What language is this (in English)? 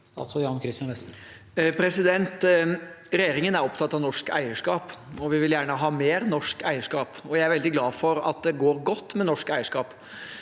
Norwegian